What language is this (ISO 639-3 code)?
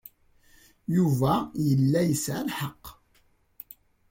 kab